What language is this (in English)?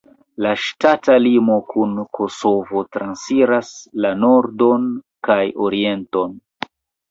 Esperanto